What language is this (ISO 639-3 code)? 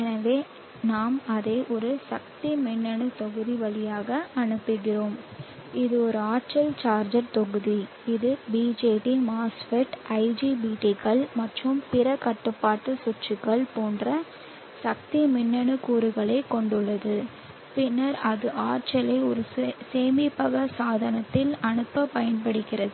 tam